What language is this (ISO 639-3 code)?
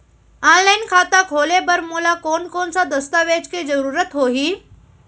hne